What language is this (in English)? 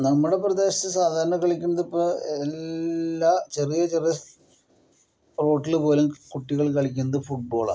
Malayalam